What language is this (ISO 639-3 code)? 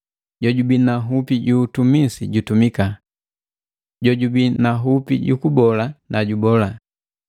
mgv